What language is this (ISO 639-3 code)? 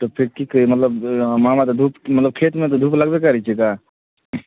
mai